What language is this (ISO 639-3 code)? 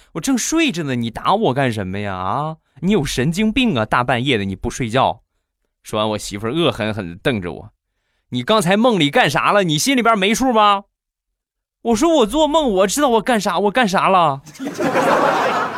zho